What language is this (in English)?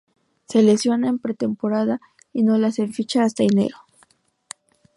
Spanish